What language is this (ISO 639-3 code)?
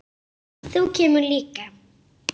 isl